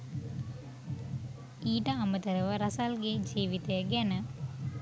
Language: Sinhala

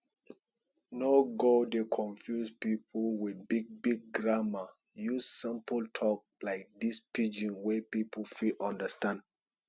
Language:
Nigerian Pidgin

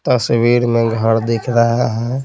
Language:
Hindi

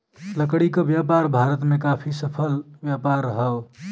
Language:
Bhojpuri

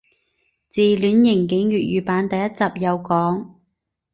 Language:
Cantonese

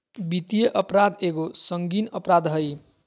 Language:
Magahi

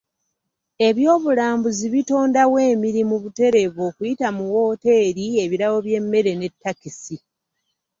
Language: Ganda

